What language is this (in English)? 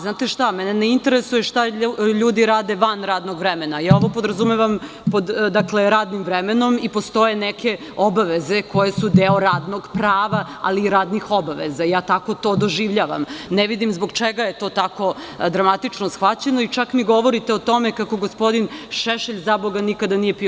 Serbian